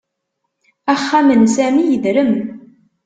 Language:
Kabyle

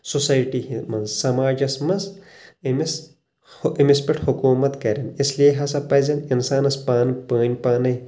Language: Kashmiri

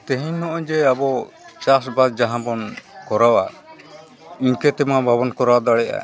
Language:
Santali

